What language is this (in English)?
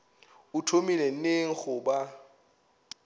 Northern Sotho